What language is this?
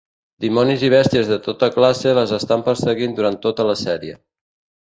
Catalan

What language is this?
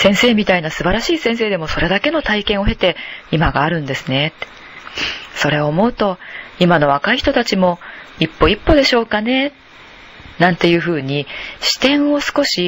Japanese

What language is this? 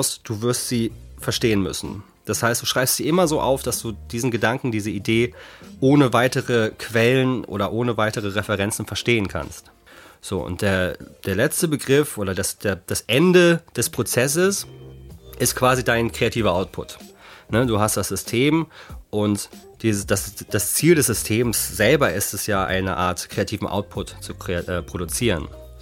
German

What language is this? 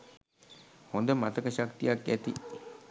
Sinhala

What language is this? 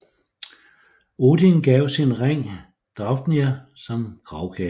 Danish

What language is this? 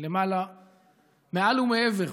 Hebrew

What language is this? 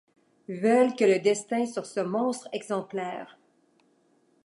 French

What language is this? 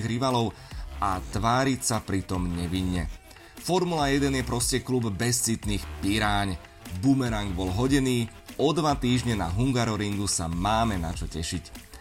Slovak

